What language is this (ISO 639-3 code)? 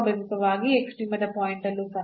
kan